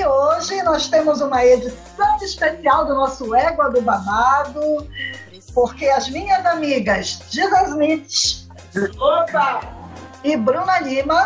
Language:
Portuguese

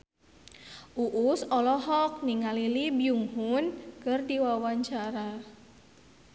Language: Sundanese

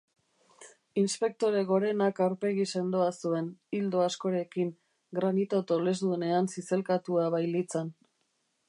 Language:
Basque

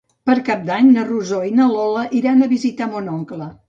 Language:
Catalan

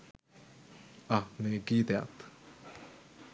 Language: Sinhala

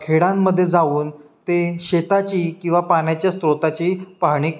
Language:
Marathi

